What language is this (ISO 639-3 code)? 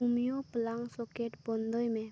sat